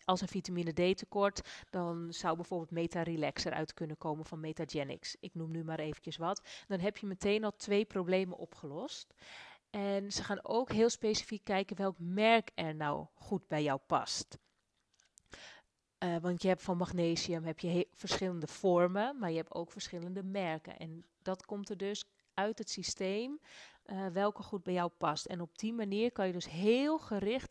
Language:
Dutch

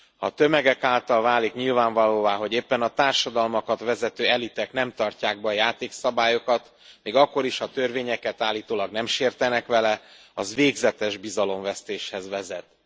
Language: Hungarian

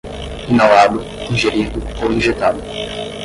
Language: Portuguese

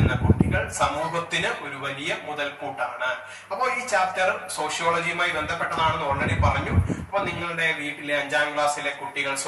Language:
Hindi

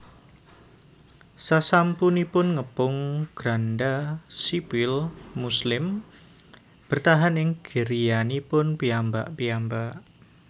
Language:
Javanese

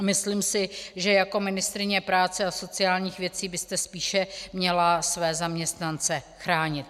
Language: Czech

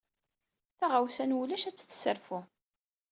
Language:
Kabyle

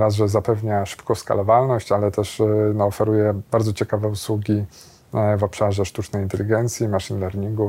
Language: Polish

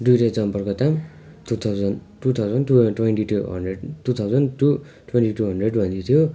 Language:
Nepali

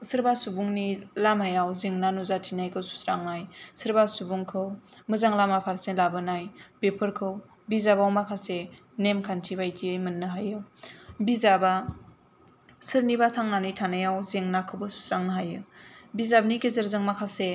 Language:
Bodo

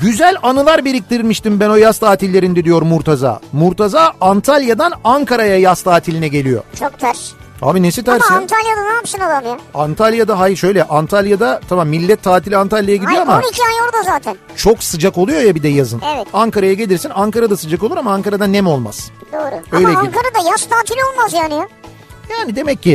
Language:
Turkish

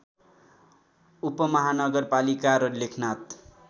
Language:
Nepali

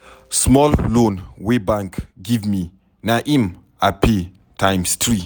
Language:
Nigerian Pidgin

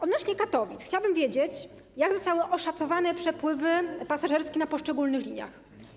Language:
Polish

